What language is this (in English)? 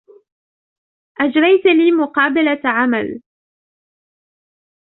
Arabic